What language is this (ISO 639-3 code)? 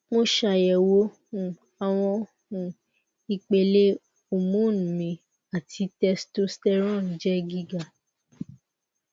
yor